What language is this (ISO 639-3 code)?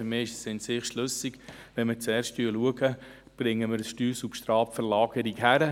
gsw